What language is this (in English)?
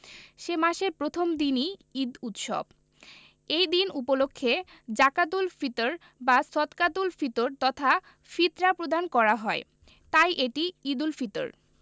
Bangla